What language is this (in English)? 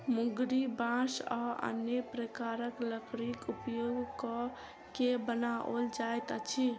Maithili